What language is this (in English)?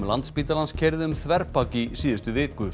Icelandic